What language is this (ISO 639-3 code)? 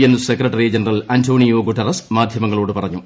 mal